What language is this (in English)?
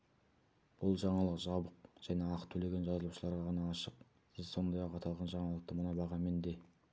Kazakh